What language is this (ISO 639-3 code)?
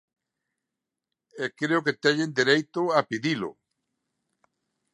glg